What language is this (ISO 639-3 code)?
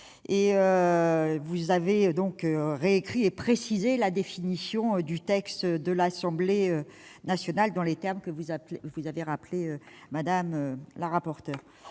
fra